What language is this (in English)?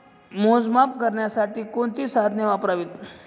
Marathi